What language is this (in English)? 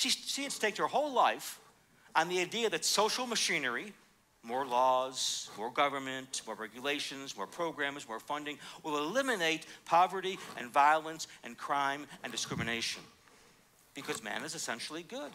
English